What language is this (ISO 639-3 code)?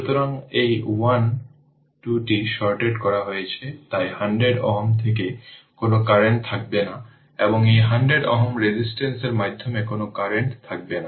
ben